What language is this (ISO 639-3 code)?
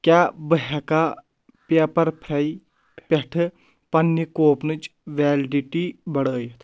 kas